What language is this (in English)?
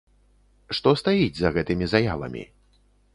Belarusian